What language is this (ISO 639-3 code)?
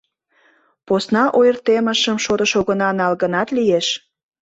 chm